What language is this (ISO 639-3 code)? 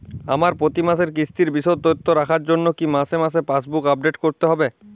ben